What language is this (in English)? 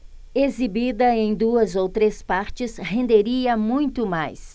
Portuguese